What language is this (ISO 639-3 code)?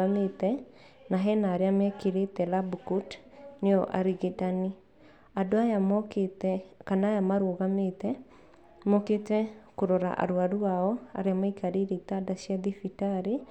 kik